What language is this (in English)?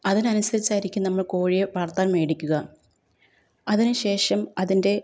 Malayalam